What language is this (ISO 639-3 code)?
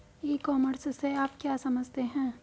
hin